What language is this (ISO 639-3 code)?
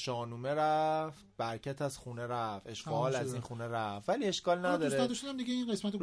fas